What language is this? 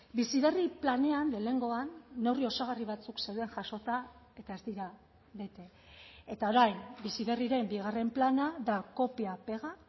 Basque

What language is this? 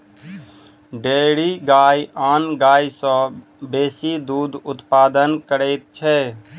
Maithili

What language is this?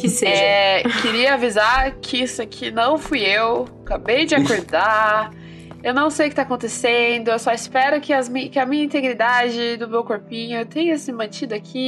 Portuguese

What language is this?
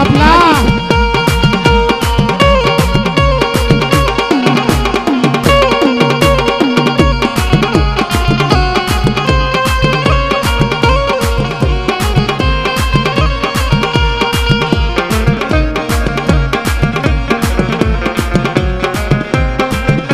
Gujarati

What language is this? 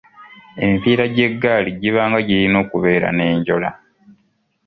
Ganda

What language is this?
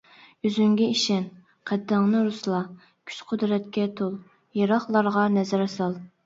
Uyghur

